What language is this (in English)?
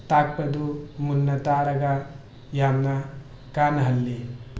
Manipuri